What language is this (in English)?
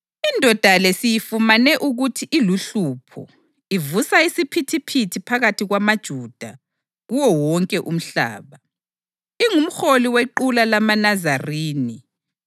North Ndebele